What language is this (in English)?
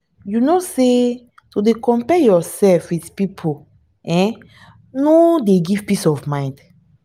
Nigerian Pidgin